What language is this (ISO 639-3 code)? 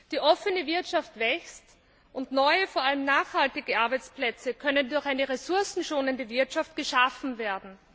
deu